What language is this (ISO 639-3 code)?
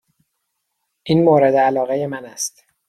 fas